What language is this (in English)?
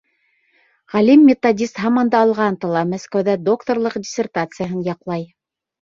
Bashkir